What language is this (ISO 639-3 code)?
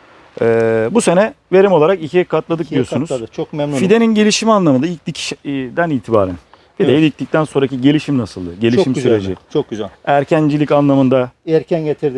tur